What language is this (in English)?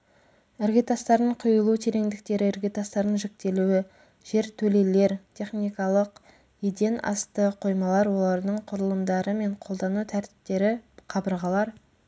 Kazakh